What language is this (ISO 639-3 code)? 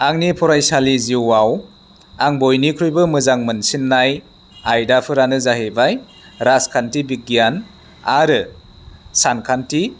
brx